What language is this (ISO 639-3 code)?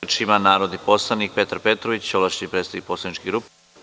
srp